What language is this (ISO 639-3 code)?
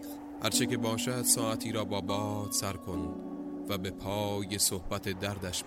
fas